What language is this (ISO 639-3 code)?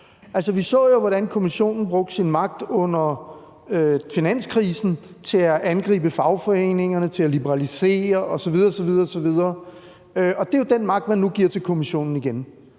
dan